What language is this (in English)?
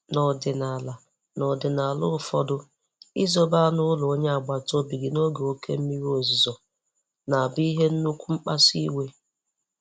Igbo